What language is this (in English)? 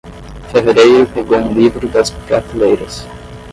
Portuguese